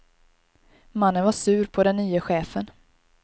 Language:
Swedish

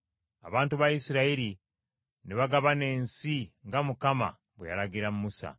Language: Ganda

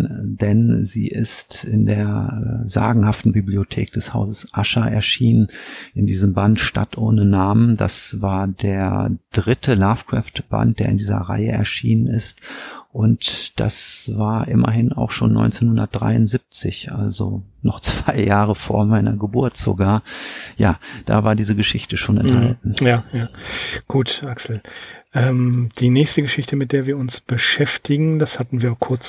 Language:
German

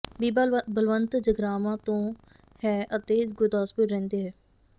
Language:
Punjabi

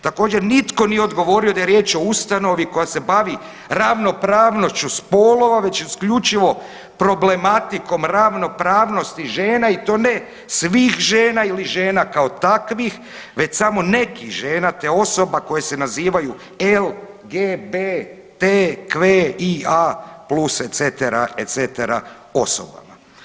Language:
Croatian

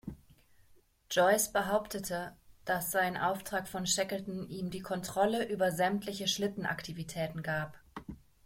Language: German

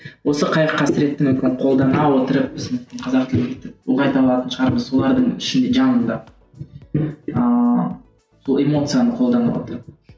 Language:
Kazakh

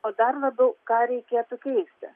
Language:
Lithuanian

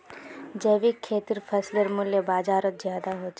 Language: Magahi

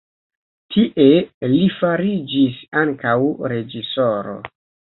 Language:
Esperanto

